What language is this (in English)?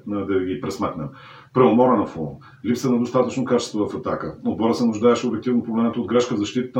Bulgarian